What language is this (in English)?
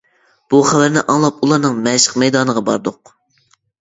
Uyghur